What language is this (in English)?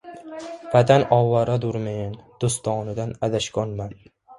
Uzbek